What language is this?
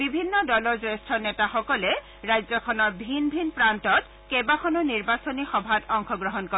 Assamese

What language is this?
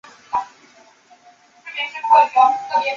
Chinese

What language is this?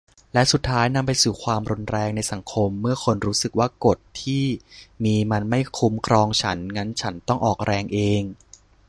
Thai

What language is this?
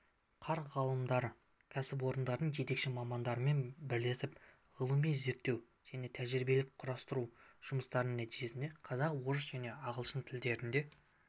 Kazakh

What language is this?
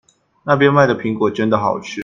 Chinese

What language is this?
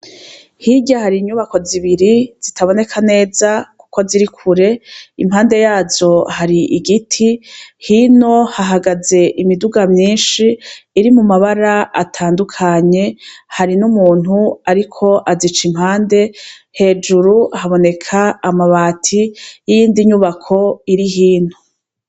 Rundi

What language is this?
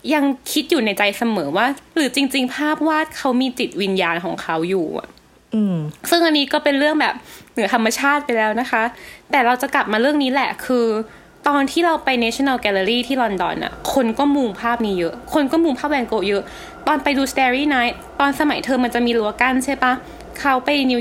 Thai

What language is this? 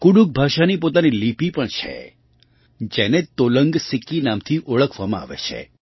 Gujarati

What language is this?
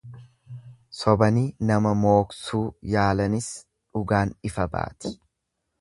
Oromo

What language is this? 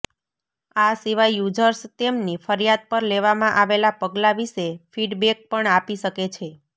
Gujarati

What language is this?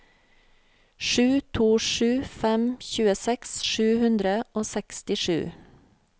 Norwegian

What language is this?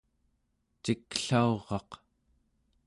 Central Yupik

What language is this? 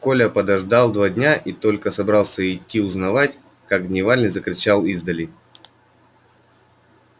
Russian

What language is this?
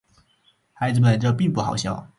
Chinese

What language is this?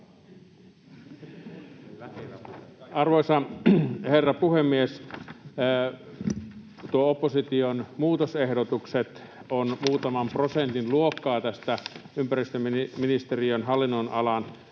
Finnish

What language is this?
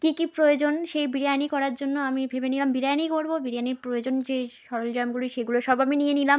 Bangla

